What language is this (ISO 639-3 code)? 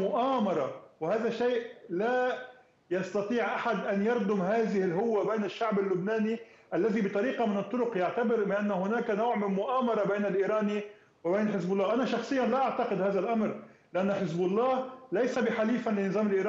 ara